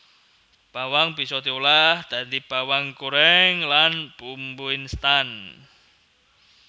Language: Javanese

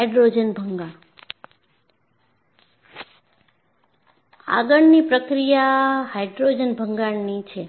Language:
Gujarati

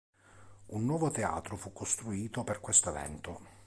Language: Italian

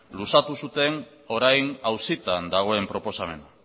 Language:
Basque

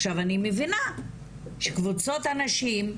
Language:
Hebrew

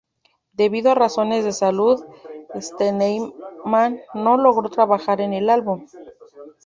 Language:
Spanish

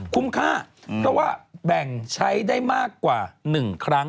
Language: Thai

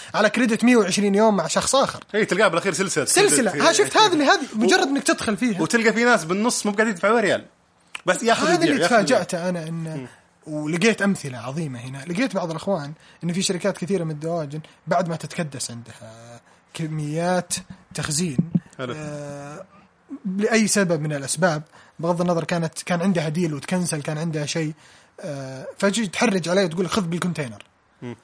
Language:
Arabic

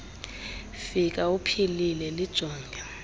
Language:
Xhosa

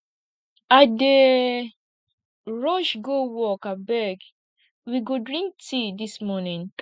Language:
Nigerian Pidgin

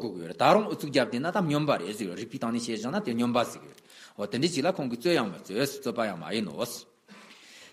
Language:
Romanian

